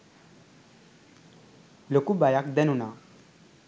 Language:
Sinhala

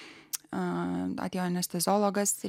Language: Lithuanian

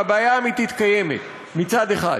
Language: Hebrew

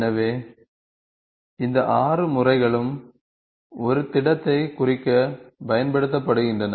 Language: Tamil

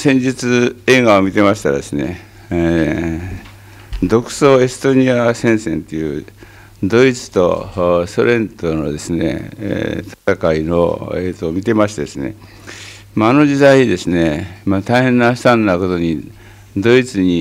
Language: Japanese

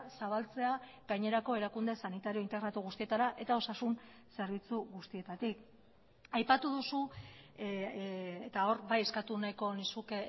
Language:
Basque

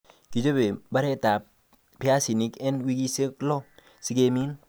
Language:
Kalenjin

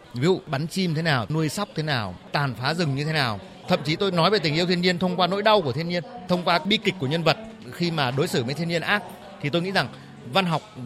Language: Vietnamese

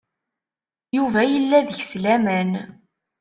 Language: Kabyle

